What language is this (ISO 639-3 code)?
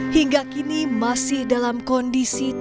ind